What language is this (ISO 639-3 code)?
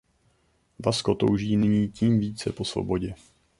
ces